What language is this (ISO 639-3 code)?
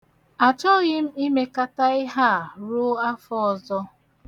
ibo